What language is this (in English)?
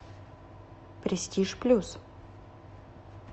Russian